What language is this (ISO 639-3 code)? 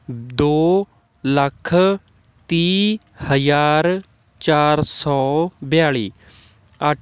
pan